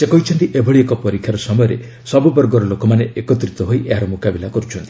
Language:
Odia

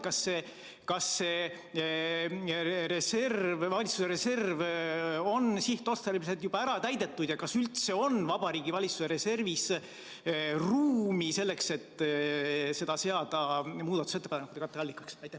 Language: Estonian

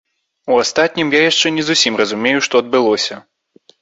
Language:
Belarusian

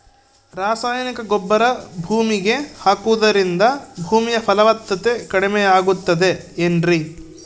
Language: Kannada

